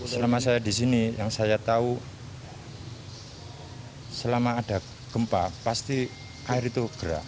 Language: Indonesian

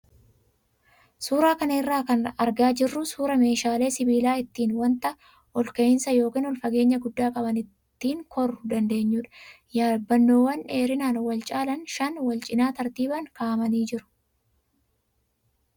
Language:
Oromo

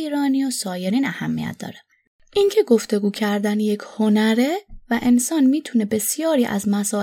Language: Persian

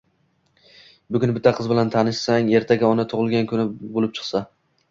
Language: Uzbek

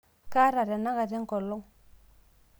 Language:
Masai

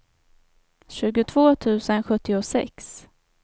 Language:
Swedish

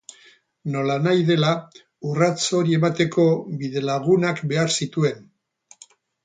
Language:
Basque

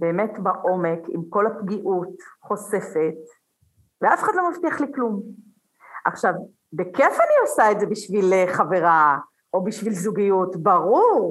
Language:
Hebrew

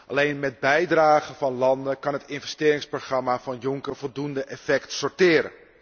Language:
Dutch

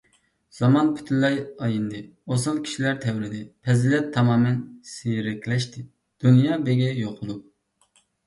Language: Uyghur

